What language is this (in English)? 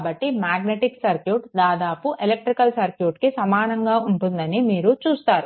Telugu